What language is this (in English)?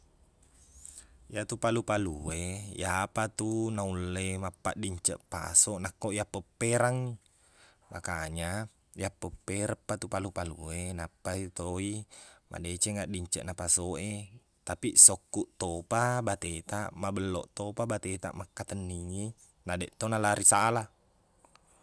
Buginese